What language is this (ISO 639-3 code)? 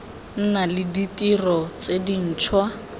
tsn